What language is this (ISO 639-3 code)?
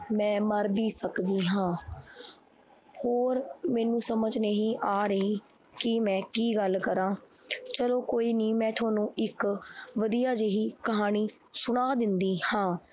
pan